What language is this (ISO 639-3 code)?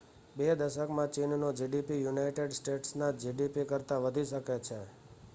guj